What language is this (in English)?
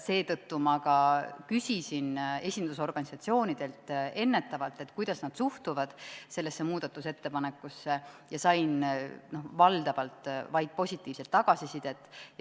Estonian